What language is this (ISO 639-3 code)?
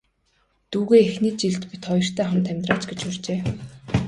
mon